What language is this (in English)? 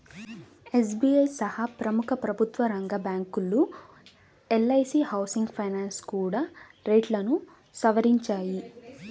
Telugu